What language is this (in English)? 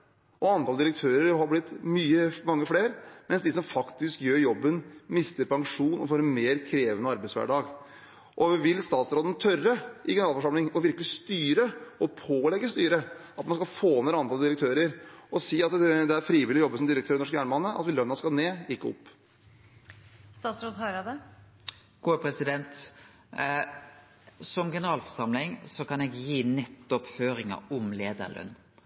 Norwegian